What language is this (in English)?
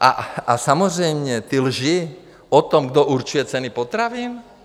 Czech